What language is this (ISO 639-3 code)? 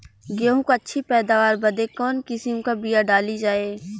bho